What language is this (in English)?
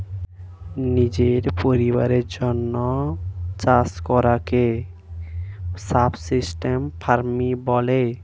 Bangla